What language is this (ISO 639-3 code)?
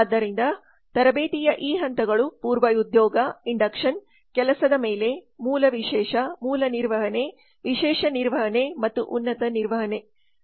kan